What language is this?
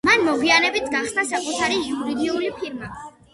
Georgian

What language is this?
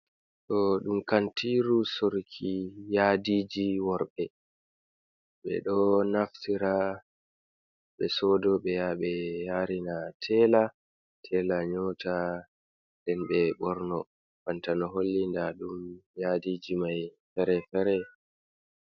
Fula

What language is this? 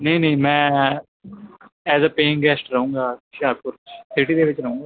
Punjabi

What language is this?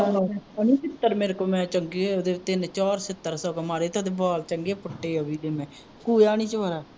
Punjabi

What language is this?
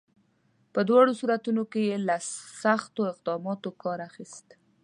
Pashto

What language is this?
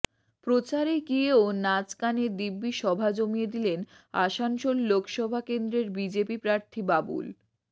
Bangla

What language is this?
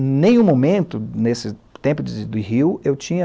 Portuguese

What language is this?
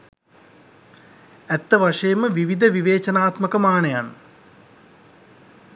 Sinhala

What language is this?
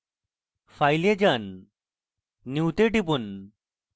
Bangla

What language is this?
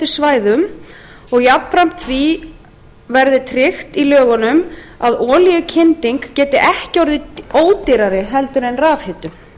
Icelandic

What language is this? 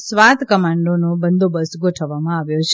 Gujarati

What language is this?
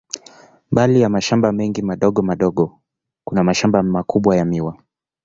Swahili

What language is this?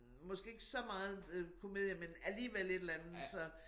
Danish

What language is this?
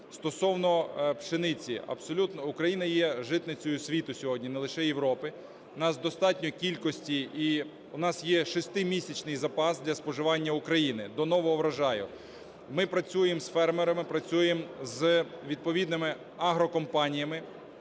Ukrainian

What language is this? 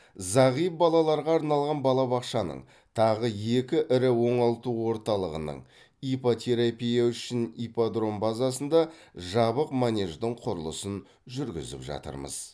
Kazakh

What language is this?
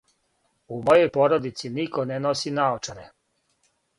Serbian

